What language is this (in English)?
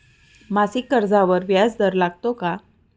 Marathi